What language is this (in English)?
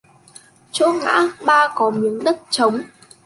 Vietnamese